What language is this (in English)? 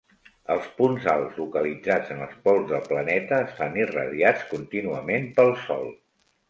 Catalan